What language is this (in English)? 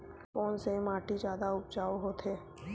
Chhattisgarhi